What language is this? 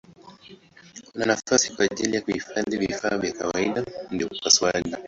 Swahili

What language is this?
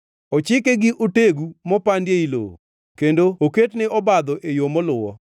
Luo (Kenya and Tanzania)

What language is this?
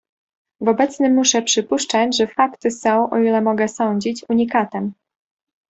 Polish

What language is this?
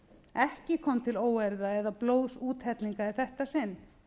Icelandic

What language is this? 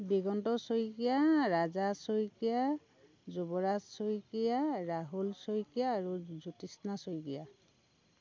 Assamese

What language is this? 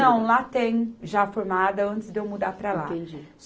Portuguese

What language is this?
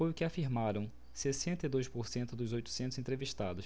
Portuguese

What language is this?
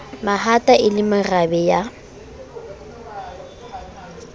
Southern Sotho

